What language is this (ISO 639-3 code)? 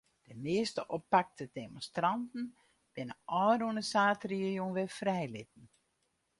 fry